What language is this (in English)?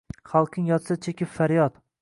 Uzbek